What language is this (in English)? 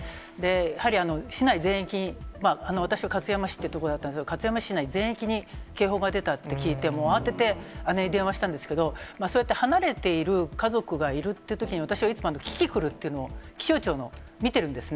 Japanese